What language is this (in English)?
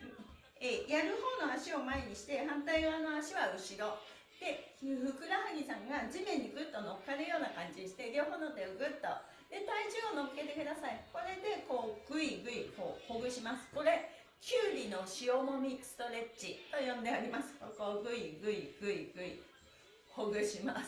Japanese